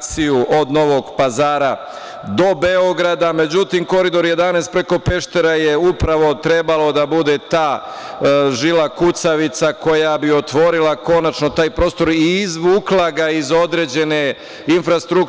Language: Serbian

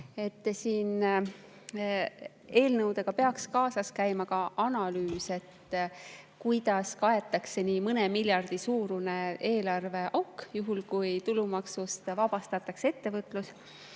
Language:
Estonian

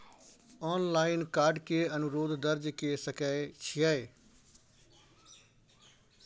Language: Maithili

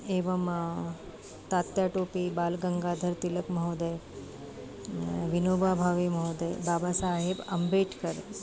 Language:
Sanskrit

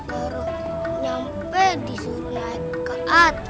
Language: Indonesian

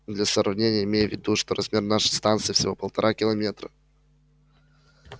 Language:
Russian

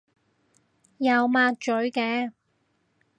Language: Cantonese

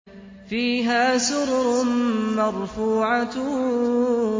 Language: Arabic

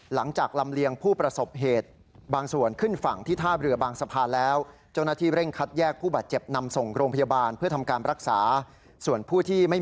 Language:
Thai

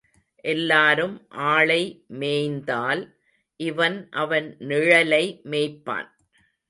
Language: Tamil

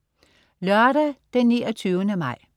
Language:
Danish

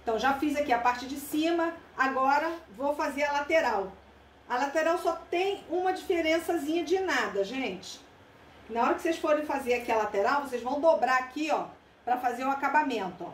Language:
Portuguese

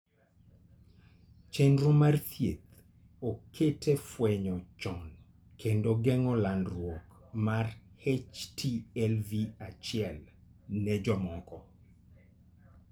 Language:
Luo (Kenya and Tanzania)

